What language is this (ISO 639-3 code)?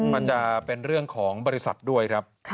tha